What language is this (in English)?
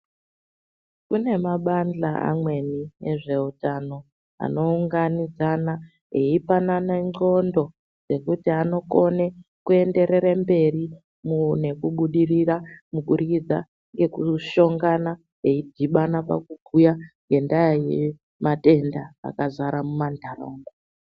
Ndau